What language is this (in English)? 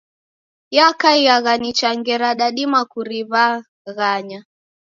Taita